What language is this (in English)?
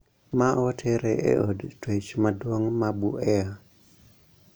Luo (Kenya and Tanzania)